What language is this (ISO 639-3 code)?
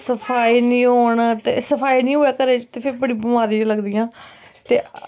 doi